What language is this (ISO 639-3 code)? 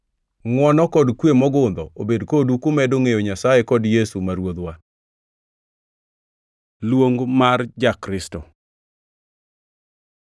luo